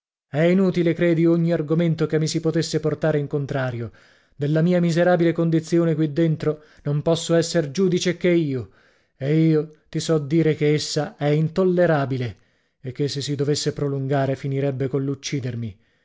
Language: Italian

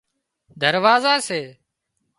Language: Wadiyara Koli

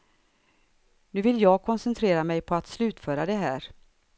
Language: Swedish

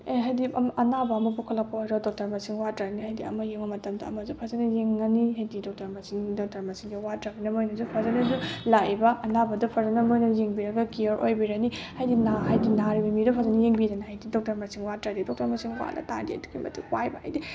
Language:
Manipuri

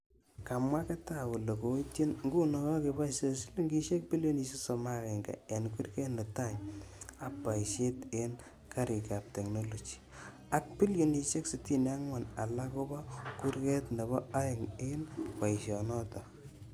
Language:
Kalenjin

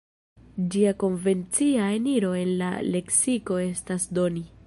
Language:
Esperanto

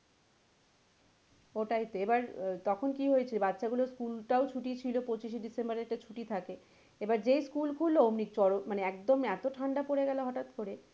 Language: Bangla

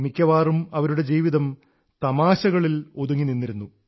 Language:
Malayalam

